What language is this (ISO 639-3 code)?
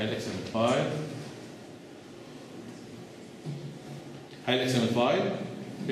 ara